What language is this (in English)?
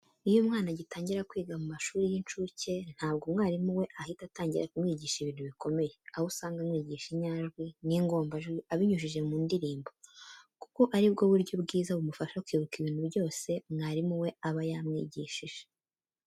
Kinyarwanda